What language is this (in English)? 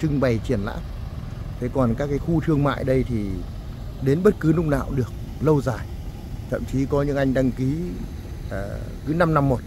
Vietnamese